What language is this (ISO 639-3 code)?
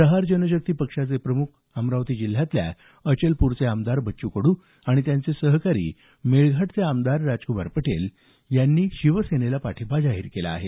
mar